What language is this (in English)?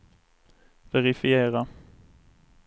Swedish